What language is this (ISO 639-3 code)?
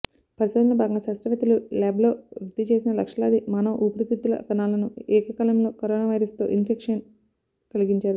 tel